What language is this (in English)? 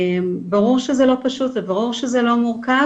Hebrew